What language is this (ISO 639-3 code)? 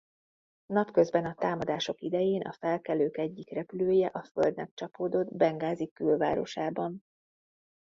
hun